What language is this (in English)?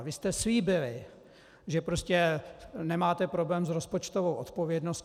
Czech